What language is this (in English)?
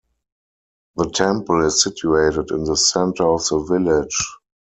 English